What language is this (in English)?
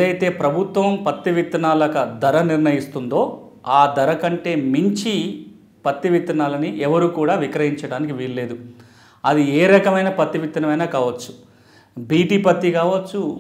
Telugu